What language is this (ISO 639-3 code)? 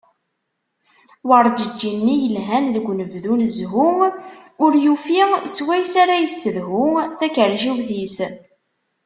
kab